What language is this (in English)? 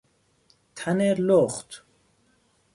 Persian